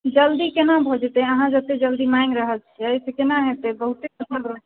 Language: Maithili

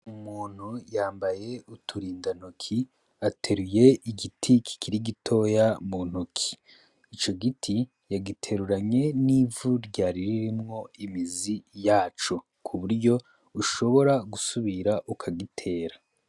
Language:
Rundi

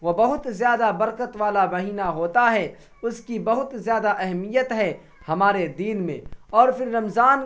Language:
Urdu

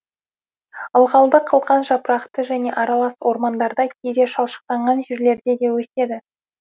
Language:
Kazakh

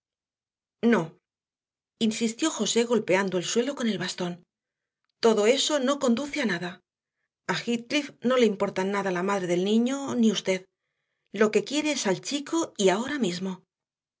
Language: Spanish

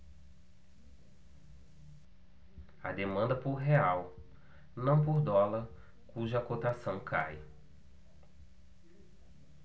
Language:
Portuguese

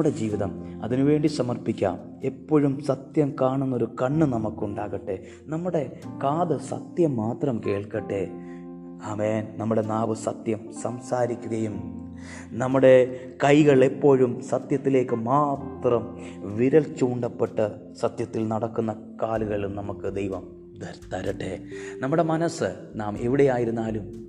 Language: Malayalam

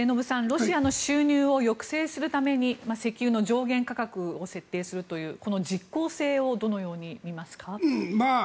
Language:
Japanese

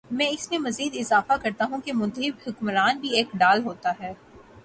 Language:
Urdu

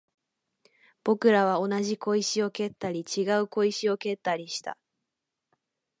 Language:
Japanese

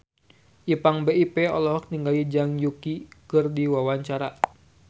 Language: Sundanese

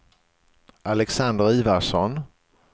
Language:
Swedish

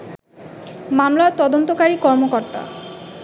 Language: Bangla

